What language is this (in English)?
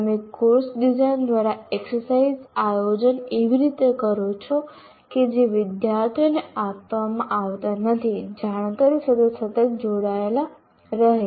Gujarati